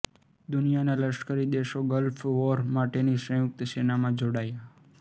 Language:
Gujarati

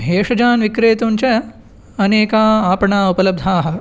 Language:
Sanskrit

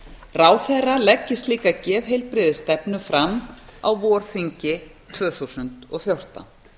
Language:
Icelandic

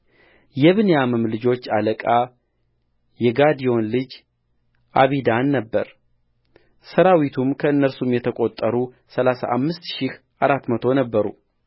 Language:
Amharic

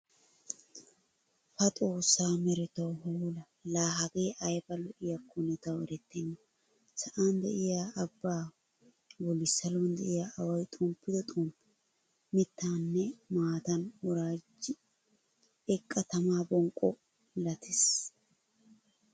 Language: Wolaytta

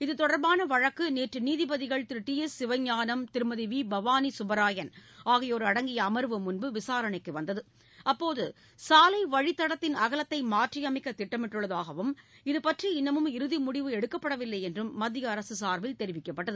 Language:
Tamil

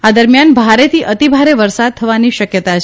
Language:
Gujarati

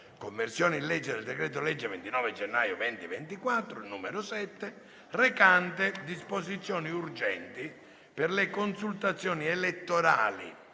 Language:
Italian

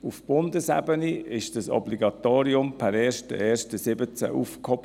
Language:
Swiss German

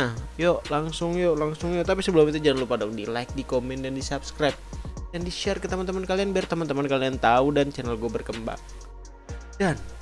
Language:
Indonesian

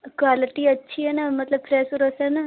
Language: Hindi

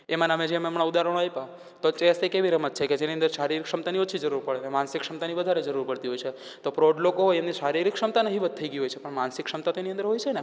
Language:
Gujarati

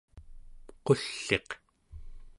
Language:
Central Yupik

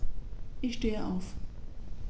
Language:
German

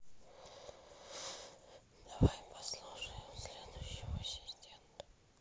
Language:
Russian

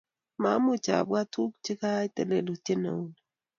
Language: Kalenjin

